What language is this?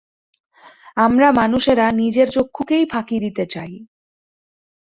Bangla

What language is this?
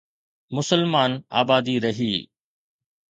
Sindhi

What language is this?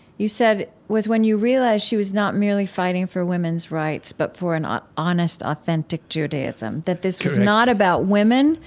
English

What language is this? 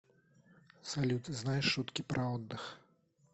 Russian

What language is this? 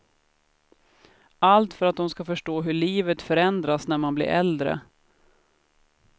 Swedish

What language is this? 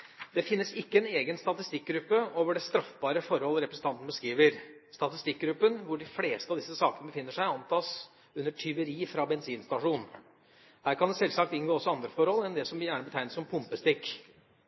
Norwegian Bokmål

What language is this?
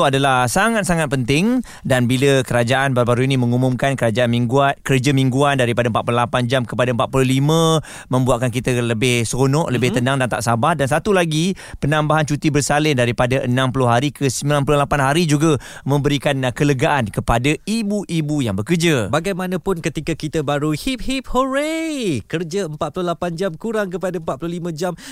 Malay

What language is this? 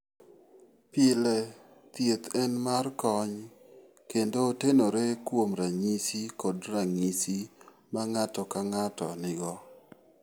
Luo (Kenya and Tanzania)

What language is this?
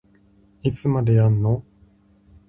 Japanese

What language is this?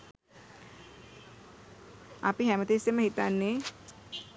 Sinhala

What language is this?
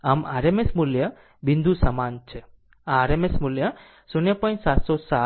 Gujarati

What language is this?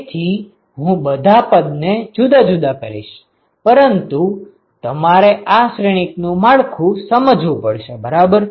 Gujarati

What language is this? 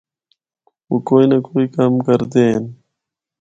Northern Hindko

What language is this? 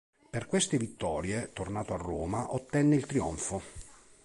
Italian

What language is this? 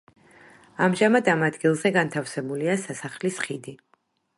Georgian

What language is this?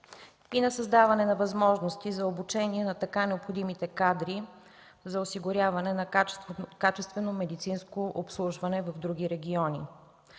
Bulgarian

